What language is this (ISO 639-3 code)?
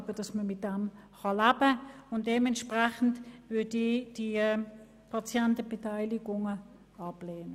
gsw